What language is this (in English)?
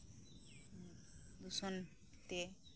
Santali